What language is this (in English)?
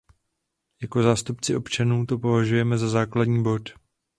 Czech